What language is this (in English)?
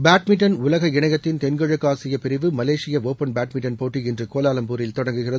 Tamil